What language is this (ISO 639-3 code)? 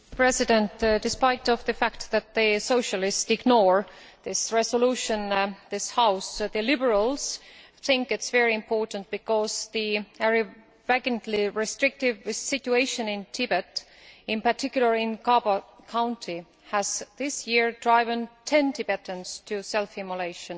eng